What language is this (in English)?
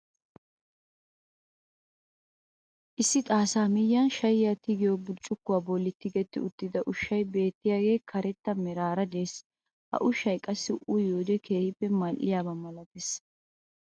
Wolaytta